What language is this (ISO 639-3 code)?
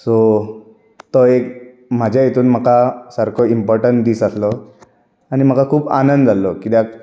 kok